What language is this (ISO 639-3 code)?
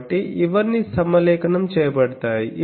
tel